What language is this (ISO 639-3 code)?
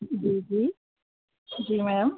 snd